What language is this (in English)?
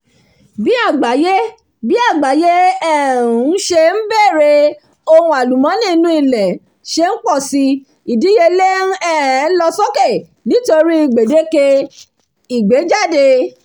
Yoruba